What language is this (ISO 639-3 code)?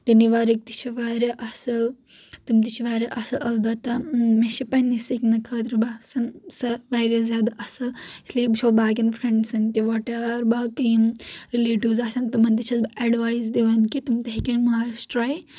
kas